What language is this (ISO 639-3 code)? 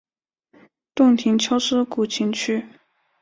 zho